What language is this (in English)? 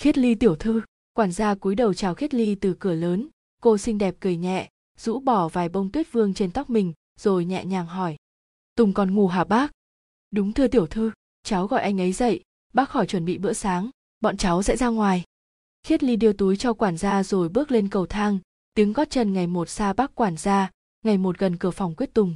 Vietnamese